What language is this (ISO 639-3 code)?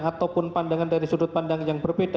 ind